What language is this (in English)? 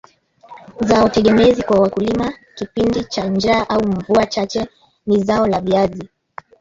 Swahili